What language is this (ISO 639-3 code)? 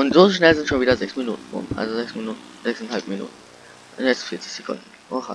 deu